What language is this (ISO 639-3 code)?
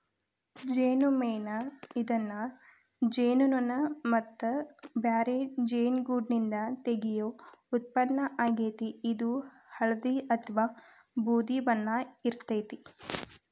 kan